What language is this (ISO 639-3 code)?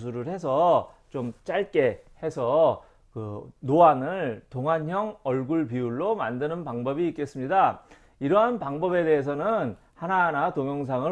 kor